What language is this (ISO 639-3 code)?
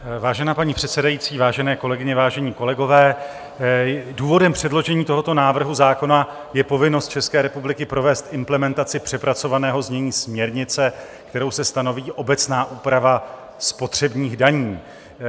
ces